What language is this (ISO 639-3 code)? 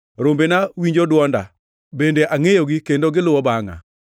luo